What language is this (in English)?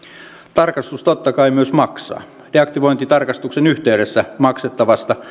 Finnish